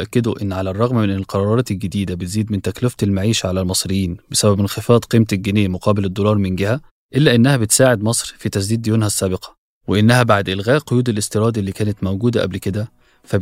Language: Arabic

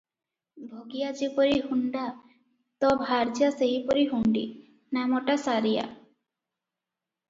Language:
Odia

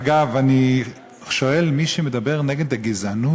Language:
Hebrew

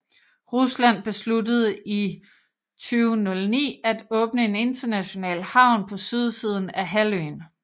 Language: Danish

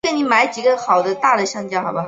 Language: Chinese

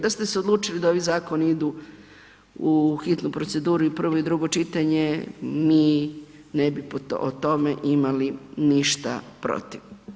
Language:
Croatian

